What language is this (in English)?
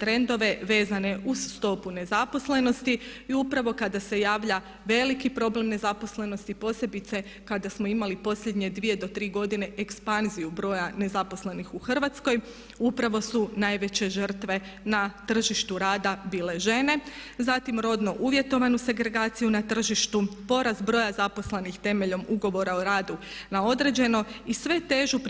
Croatian